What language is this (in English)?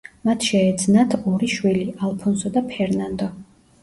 Georgian